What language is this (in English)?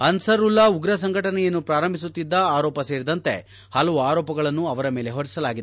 Kannada